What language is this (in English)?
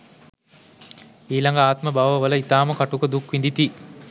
Sinhala